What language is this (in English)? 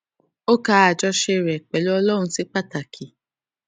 Yoruba